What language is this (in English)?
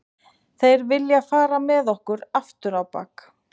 Icelandic